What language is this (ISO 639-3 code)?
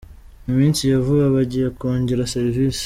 kin